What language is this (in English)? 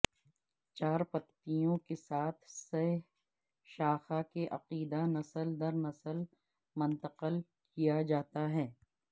Urdu